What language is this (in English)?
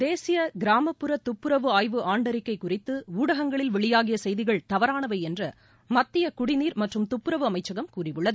Tamil